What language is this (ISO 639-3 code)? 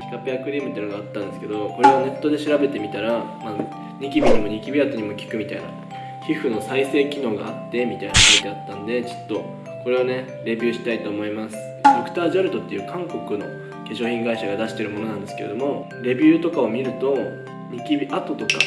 jpn